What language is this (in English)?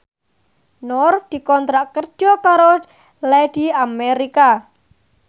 Javanese